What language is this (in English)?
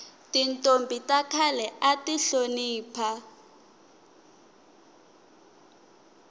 Tsonga